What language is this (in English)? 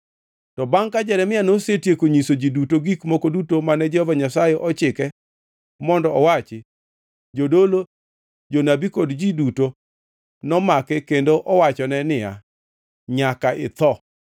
Luo (Kenya and Tanzania)